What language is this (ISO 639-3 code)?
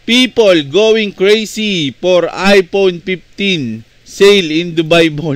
fil